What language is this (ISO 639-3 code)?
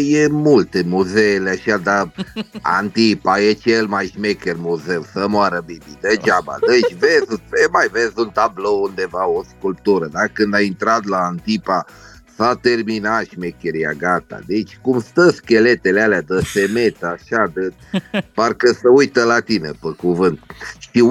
ron